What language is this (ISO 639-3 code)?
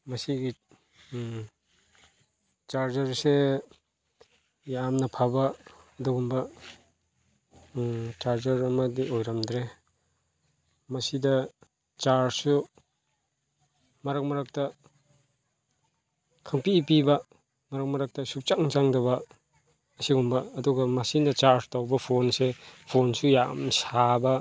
mni